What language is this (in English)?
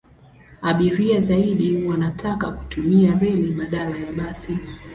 Swahili